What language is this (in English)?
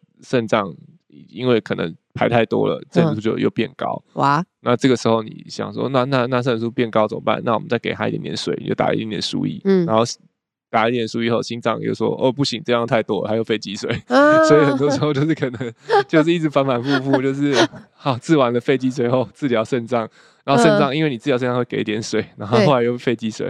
Chinese